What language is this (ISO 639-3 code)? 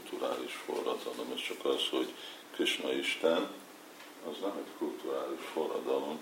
hun